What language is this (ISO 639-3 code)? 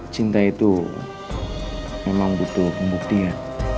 ind